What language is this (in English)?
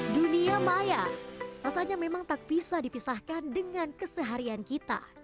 Indonesian